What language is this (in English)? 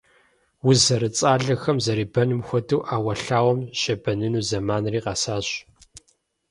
Kabardian